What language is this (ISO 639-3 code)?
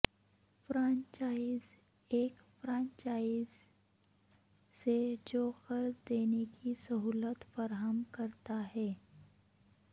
urd